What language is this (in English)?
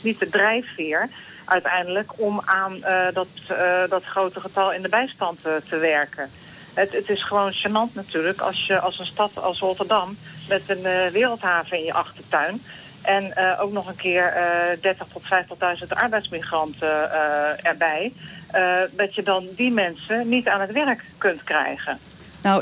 Dutch